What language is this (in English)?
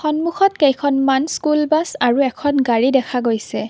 Assamese